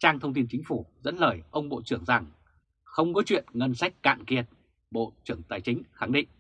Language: Vietnamese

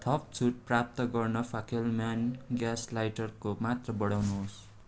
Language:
Nepali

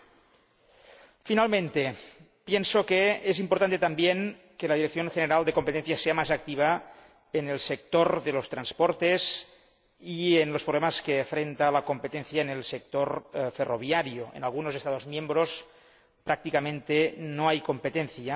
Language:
Spanish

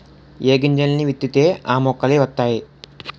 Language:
Telugu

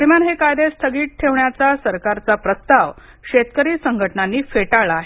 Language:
Marathi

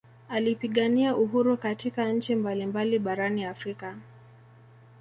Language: Swahili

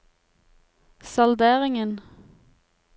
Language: Norwegian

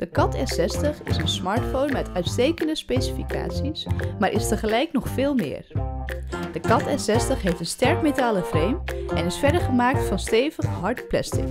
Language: Dutch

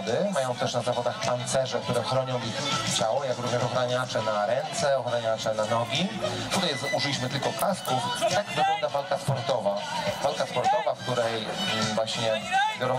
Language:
Polish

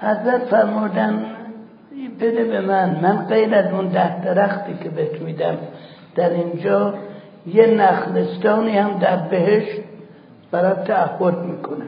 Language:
Persian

